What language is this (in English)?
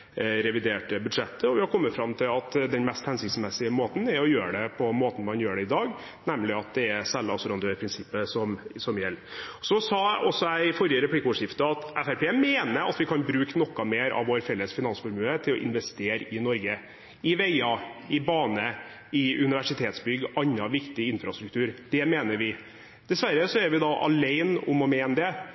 Norwegian Bokmål